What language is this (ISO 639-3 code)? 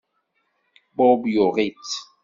kab